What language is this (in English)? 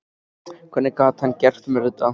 Icelandic